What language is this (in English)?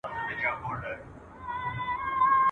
Pashto